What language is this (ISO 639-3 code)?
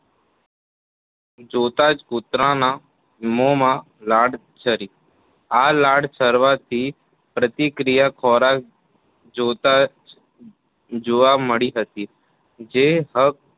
guj